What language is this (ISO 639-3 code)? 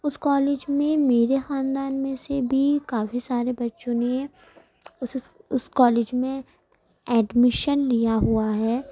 urd